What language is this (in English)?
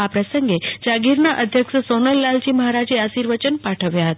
Gujarati